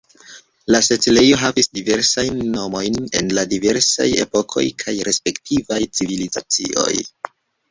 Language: Esperanto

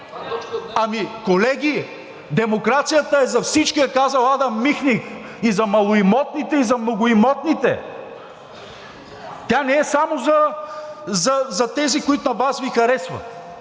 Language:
Bulgarian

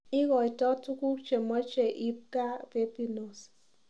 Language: Kalenjin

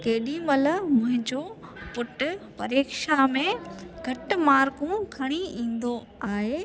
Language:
Sindhi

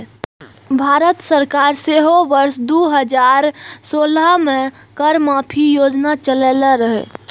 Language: Maithili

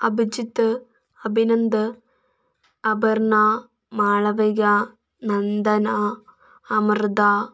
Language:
Malayalam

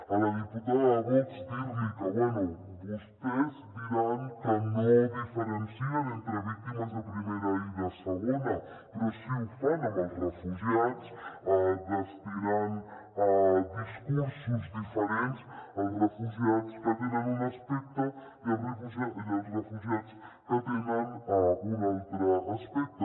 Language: Catalan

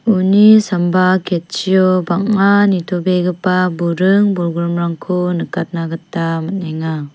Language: Garo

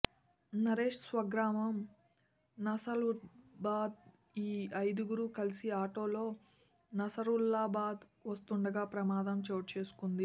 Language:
Telugu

